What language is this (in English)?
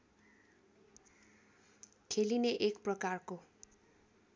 Nepali